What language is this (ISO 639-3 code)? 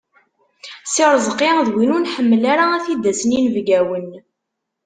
kab